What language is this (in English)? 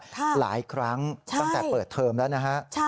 Thai